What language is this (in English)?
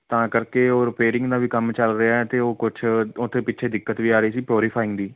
Punjabi